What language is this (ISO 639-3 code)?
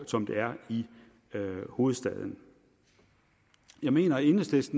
dan